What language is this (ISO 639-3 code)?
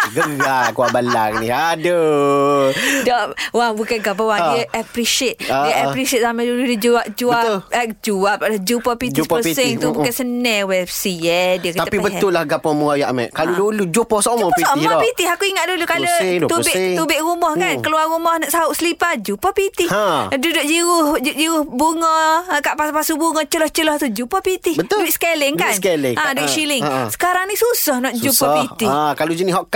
msa